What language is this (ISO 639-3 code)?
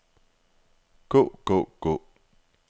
dan